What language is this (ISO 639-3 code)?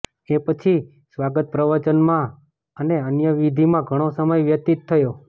guj